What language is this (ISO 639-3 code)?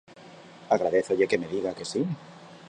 glg